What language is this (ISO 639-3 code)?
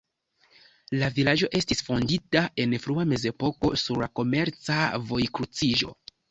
epo